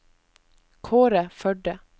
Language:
Norwegian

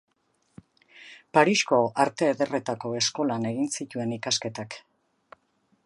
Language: Basque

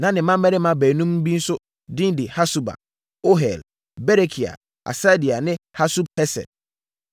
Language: Akan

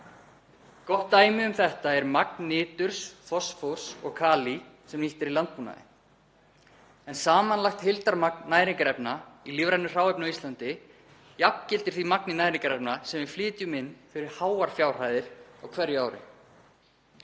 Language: Icelandic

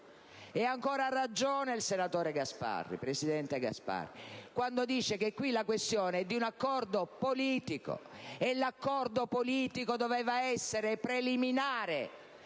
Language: Italian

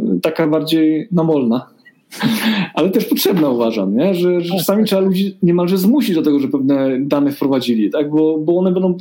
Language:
Polish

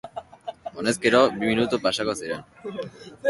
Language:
Basque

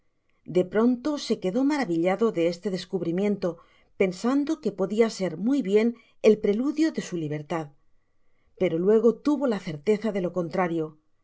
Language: Spanish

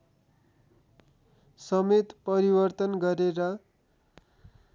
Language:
Nepali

